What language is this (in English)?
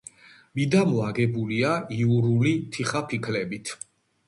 Georgian